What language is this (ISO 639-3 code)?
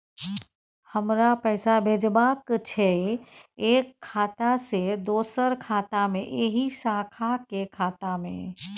mai